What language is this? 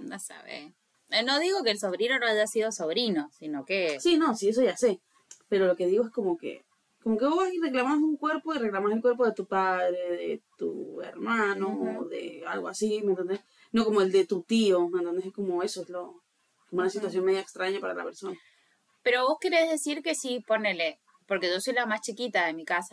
Spanish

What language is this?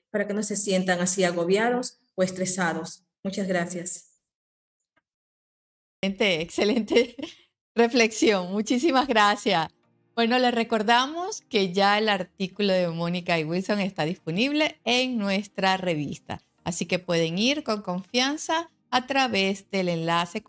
Spanish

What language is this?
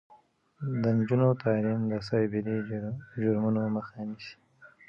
Pashto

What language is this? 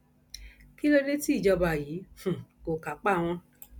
Yoruba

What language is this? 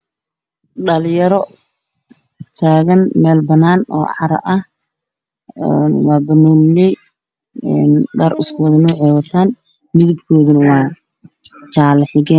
Somali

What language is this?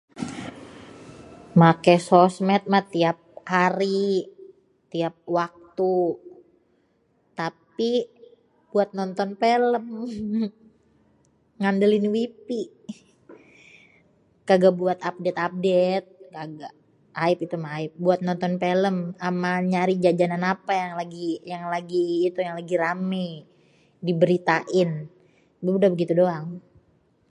Betawi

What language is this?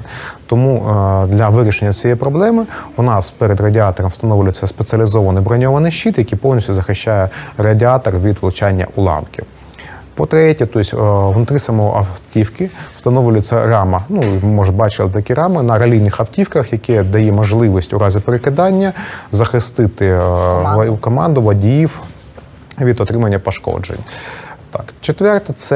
Ukrainian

